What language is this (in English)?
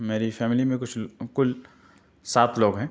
Urdu